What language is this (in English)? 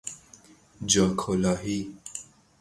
Persian